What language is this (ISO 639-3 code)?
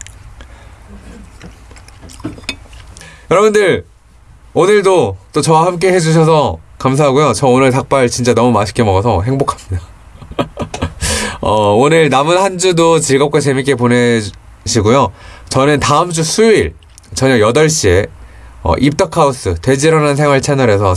kor